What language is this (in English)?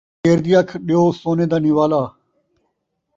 Saraiki